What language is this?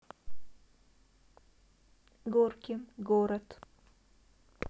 Russian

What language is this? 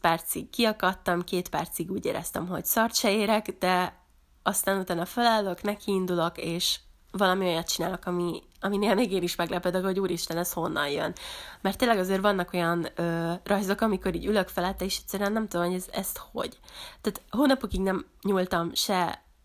Hungarian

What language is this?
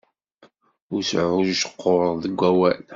Kabyle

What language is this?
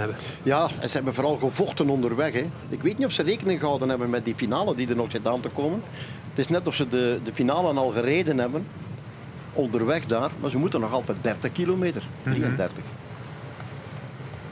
Dutch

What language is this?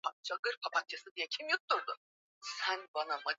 Swahili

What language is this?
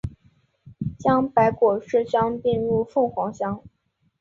Chinese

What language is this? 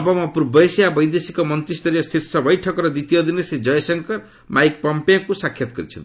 Odia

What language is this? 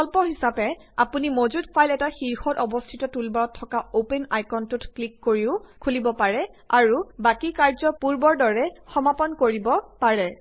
Assamese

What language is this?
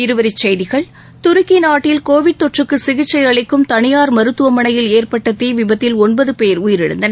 Tamil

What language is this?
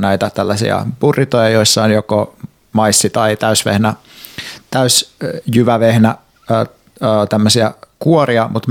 Finnish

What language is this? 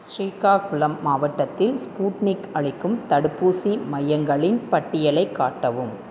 Tamil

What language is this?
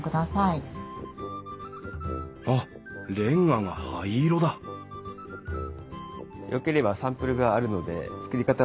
Japanese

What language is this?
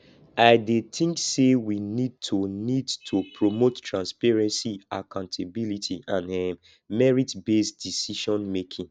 Nigerian Pidgin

